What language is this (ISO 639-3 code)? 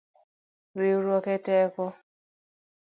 luo